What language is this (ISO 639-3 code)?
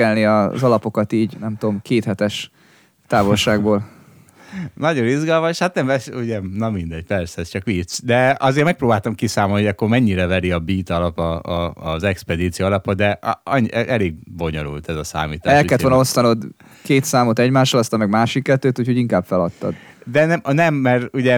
hun